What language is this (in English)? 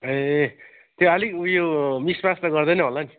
Nepali